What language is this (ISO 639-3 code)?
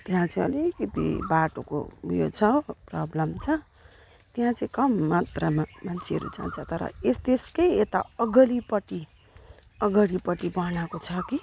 nep